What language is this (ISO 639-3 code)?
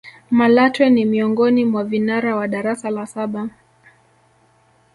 swa